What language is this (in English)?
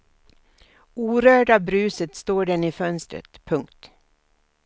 Swedish